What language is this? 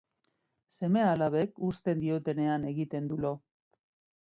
Basque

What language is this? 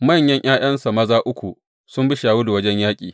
Hausa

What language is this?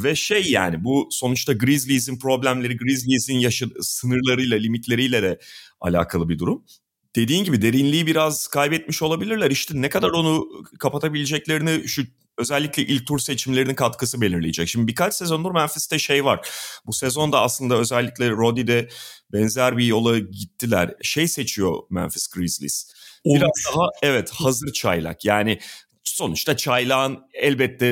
Turkish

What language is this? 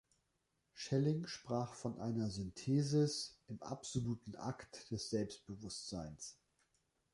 German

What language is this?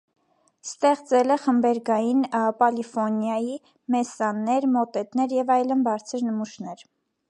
Armenian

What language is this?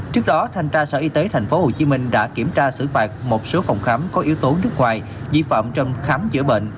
Vietnamese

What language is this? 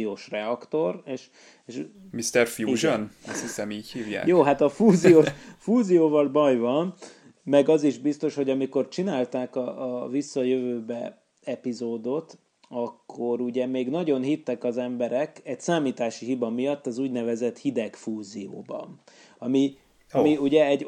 Hungarian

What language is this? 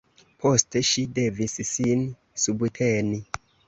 Esperanto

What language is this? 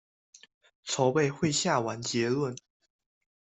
Chinese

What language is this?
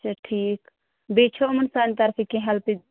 Kashmiri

